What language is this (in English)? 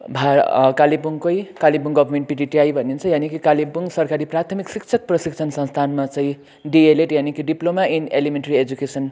Nepali